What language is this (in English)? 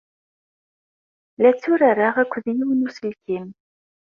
Kabyle